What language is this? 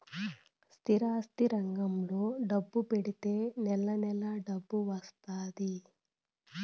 Telugu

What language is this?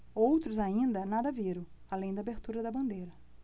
Portuguese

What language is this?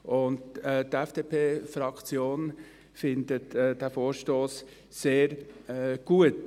Swiss German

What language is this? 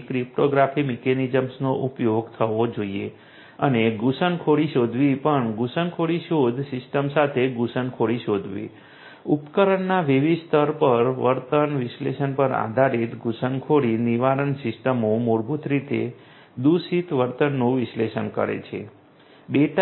Gujarati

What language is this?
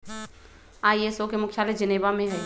Magahi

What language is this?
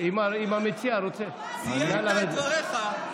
Hebrew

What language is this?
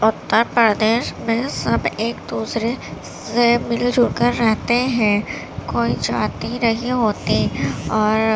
Urdu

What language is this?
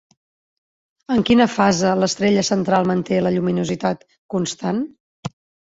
Catalan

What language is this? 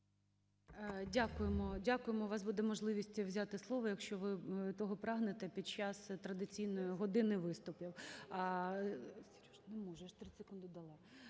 Ukrainian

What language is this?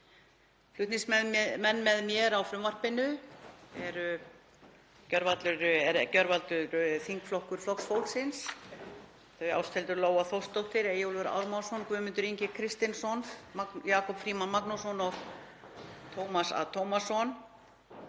Icelandic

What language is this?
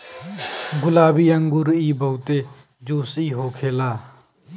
Bhojpuri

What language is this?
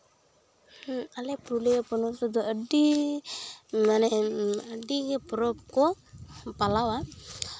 Santali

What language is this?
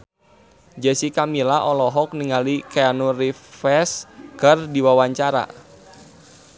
Sundanese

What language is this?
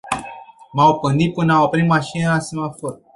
Romanian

